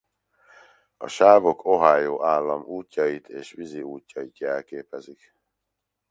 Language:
Hungarian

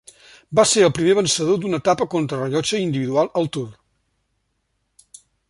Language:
Catalan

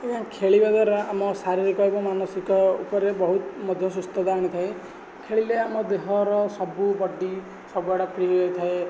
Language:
Odia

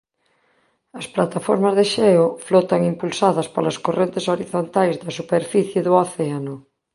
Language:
Galician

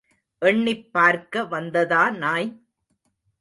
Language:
Tamil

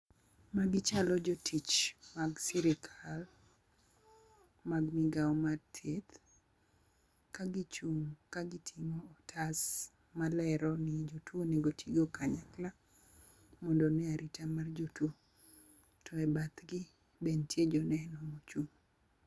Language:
Luo (Kenya and Tanzania)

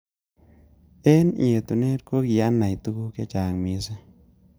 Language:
Kalenjin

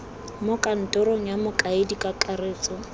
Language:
Tswana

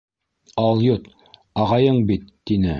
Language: Bashkir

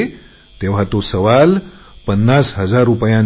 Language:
Marathi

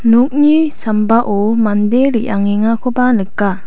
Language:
Garo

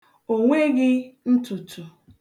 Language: Igbo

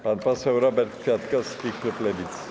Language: Polish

